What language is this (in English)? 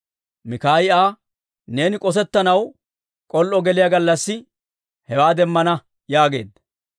Dawro